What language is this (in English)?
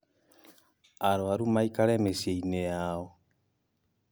Kikuyu